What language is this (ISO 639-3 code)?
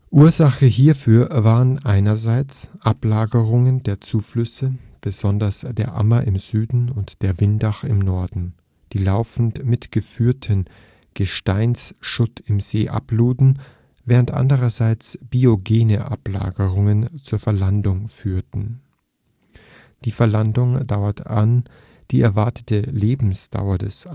deu